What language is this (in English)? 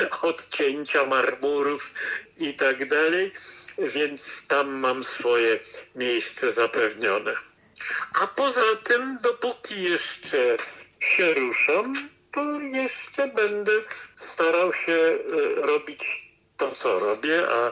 Polish